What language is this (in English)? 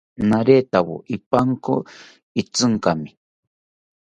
South Ucayali Ashéninka